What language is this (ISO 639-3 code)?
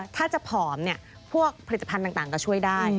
tha